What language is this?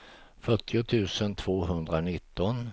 Swedish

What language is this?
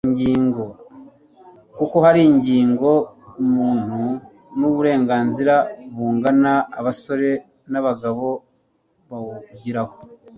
Kinyarwanda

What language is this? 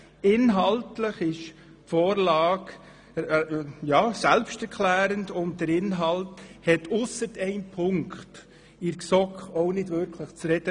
Swiss German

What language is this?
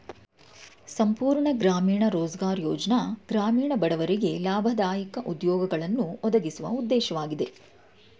Kannada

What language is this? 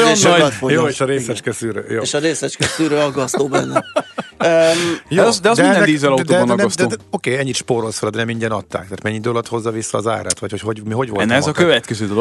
Hungarian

